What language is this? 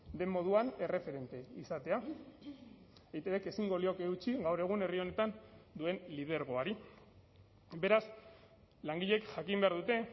Basque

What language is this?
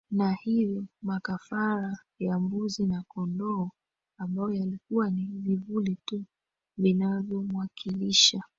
Swahili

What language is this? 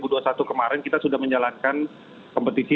Indonesian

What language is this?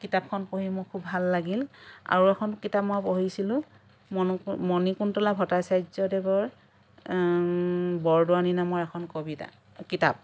Assamese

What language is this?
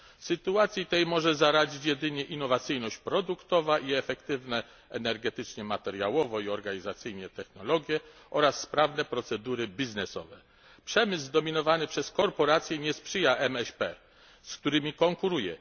Polish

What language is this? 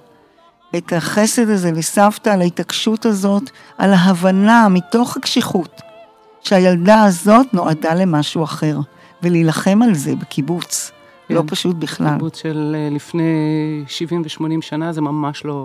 Hebrew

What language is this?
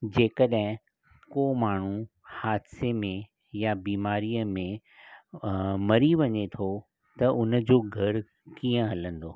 Sindhi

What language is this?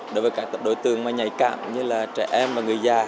Vietnamese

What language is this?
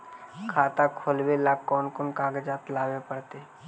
Magahi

